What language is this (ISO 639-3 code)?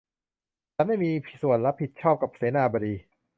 tha